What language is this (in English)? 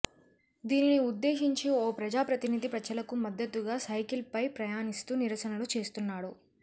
Telugu